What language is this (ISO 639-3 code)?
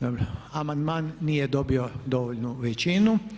hrv